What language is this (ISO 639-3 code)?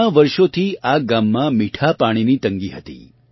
guj